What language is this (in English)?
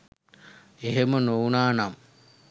Sinhala